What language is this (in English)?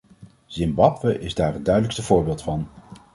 Dutch